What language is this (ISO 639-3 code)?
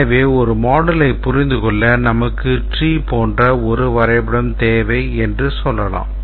tam